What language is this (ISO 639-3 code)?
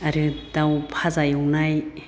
brx